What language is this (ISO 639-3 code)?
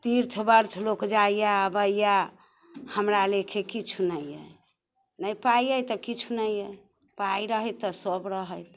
mai